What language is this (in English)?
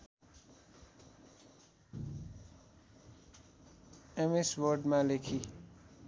Nepali